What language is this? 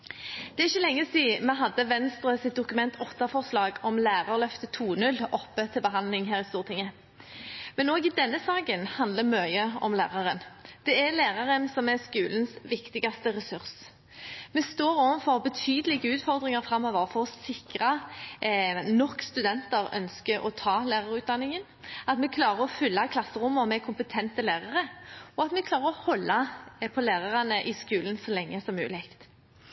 Norwegian Bokmål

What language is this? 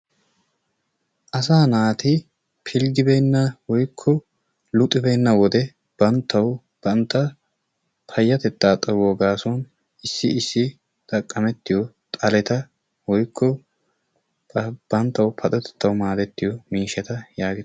Wolaytta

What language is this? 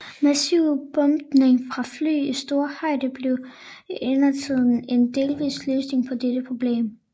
Danish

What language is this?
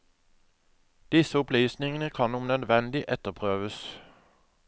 Norwegian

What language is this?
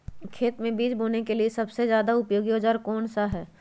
Magahi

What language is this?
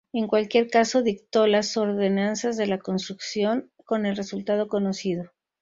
Spanish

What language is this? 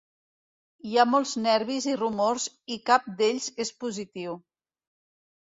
Catalan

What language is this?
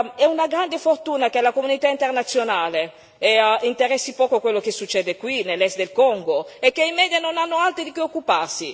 Italian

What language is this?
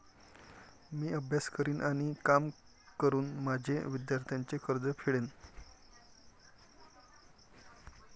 Marathi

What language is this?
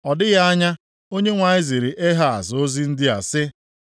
Igbo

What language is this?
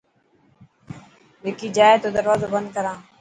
Dhatki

